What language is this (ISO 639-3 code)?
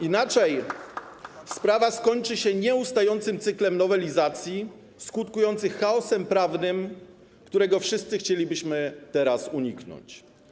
pol